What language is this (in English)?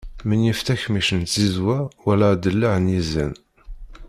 Kabyle